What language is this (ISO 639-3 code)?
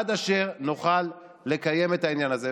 heb